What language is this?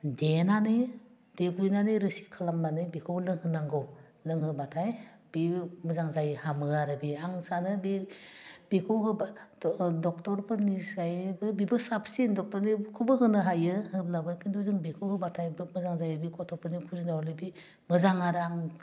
Bodo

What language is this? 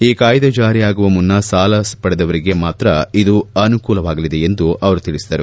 Kannada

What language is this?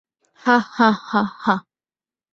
Bangla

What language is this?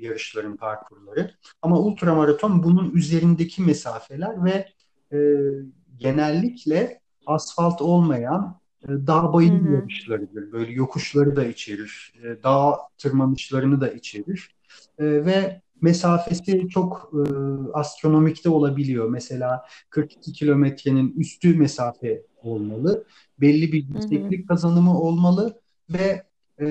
Turkish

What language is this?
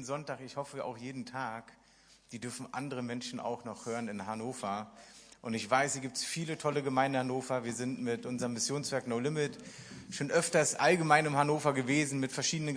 German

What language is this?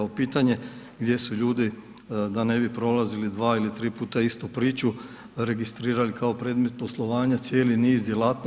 Croatian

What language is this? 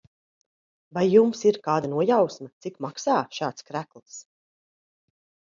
Latvian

